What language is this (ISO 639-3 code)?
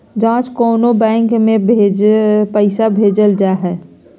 mag